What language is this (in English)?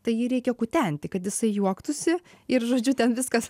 Lithuanian